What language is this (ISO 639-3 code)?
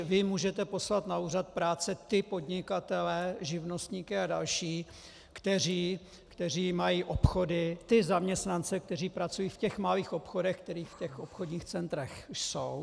ces